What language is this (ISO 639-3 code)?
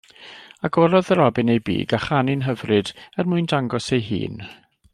cym